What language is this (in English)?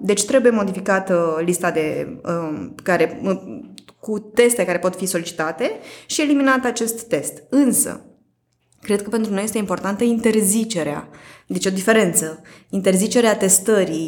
Romanian